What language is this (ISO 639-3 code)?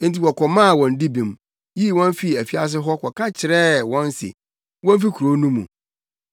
aka